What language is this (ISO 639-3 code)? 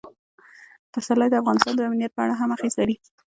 pus